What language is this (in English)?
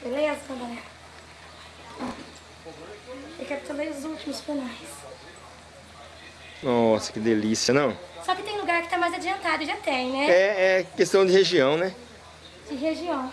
Portuguese